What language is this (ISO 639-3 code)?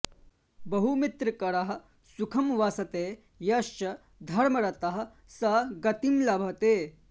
san